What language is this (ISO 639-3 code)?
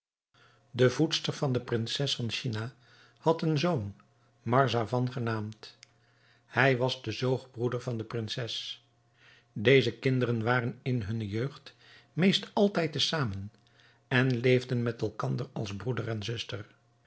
nld